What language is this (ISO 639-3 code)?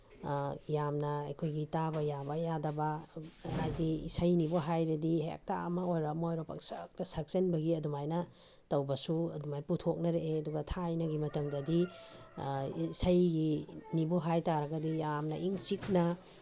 mni